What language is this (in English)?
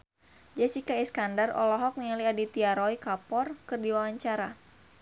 Sundanese